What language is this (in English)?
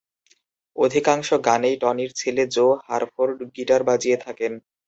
Bangla